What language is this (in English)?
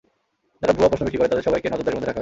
Bangla